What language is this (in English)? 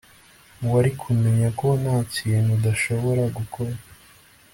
Kinyarwanda